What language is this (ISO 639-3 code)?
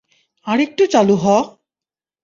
ben